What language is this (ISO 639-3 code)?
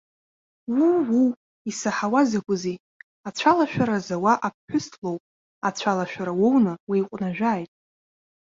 abk